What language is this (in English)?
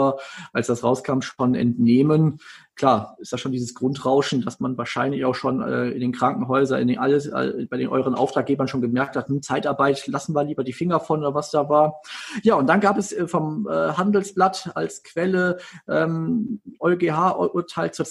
German